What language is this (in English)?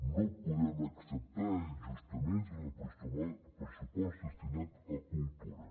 Catalan